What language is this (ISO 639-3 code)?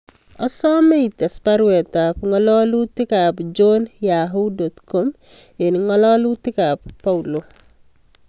kln